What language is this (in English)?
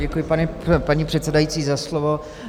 Czech